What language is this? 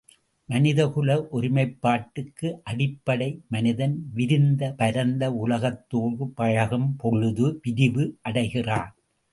Tamil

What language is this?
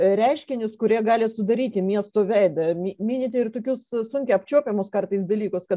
Lithuanian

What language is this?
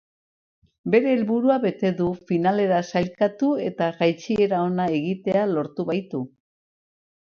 Basque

